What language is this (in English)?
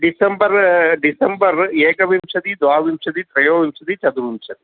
Sanskrit